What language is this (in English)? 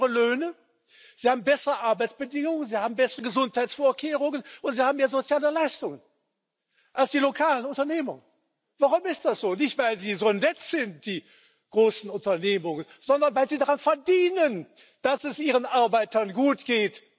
German